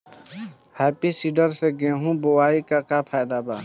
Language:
Bhojpuri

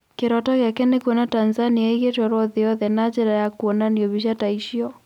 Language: Kikuyu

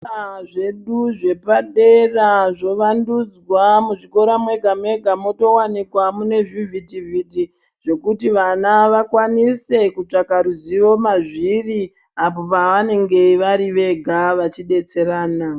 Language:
Ndau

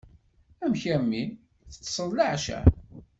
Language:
Kabyle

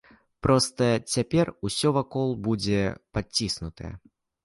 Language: Belarusian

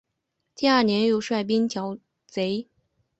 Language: Chinese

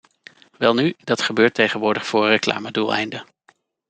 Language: Dutch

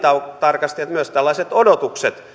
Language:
Finnish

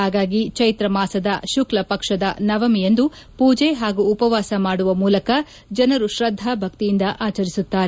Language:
Kannada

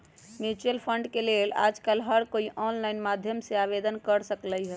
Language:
Magahi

